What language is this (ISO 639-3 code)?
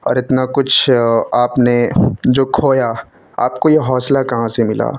urd